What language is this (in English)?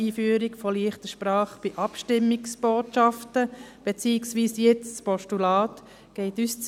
Swiss German